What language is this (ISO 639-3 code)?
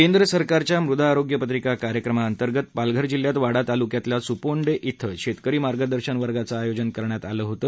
mar